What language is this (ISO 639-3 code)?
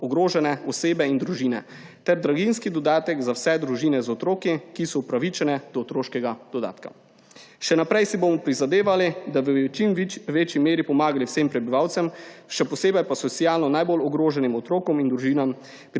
slv